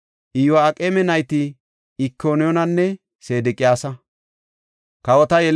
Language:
Gofa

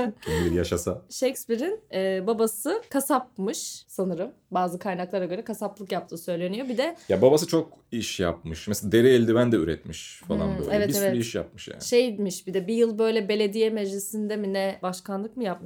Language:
Turkish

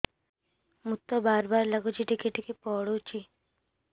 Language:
Odia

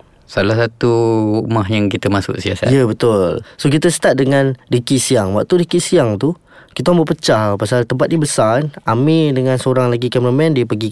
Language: Malay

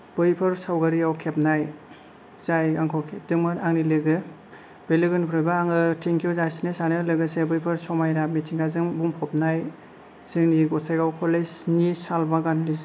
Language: Bodo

